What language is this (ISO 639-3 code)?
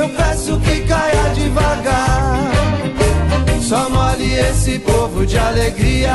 hrv